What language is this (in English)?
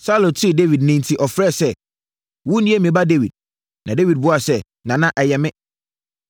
Akan